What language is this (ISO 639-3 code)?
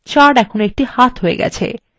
ben